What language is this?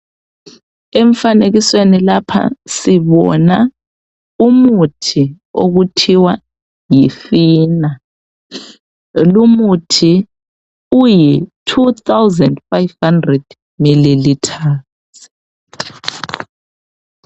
North Ndebele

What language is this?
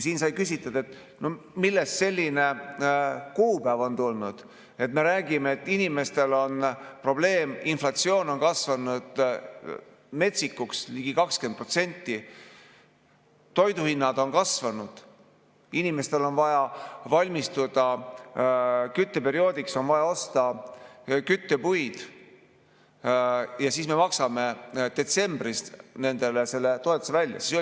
Estonian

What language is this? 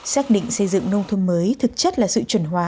Vietnamese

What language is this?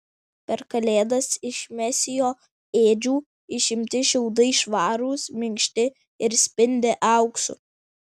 Lithuanian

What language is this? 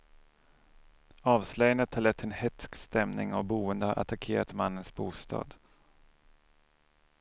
Swedish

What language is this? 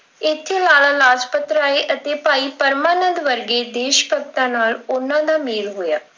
Punjabi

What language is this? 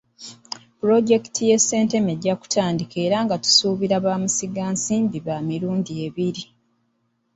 Ganda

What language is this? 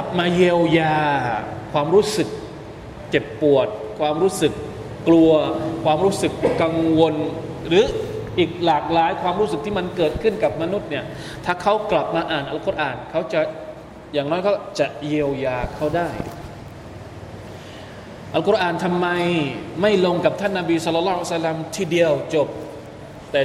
Thai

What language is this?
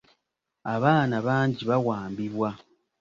Ganda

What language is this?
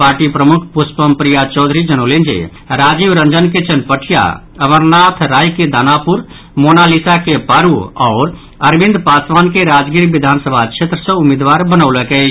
Maithili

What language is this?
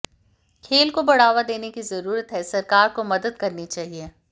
Hindi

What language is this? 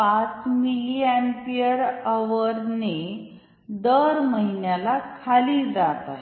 Marathi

